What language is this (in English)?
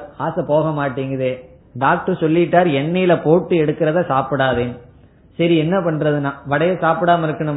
Tamil